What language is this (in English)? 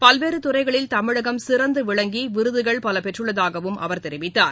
Tamil